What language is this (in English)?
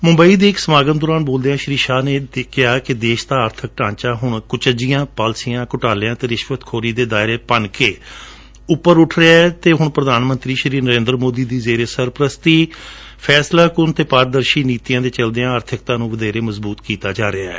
Punjabi